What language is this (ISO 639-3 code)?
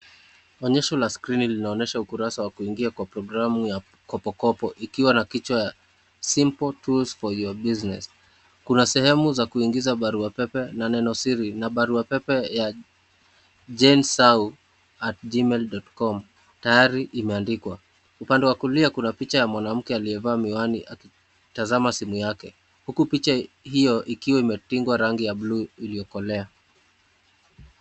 swa